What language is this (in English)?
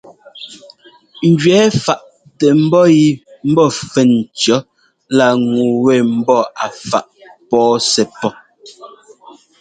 Ngomba